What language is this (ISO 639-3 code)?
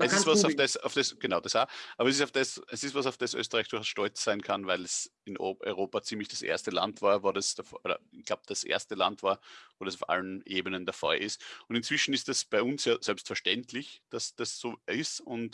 deu